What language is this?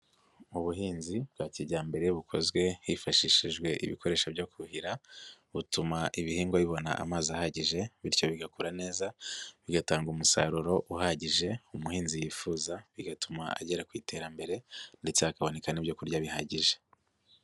Kinyarwanda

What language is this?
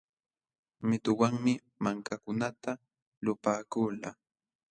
Jauja Wanca Quechua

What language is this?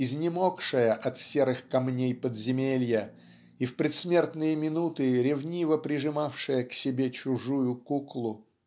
Russian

